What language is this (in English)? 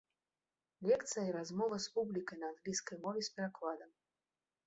Belarusian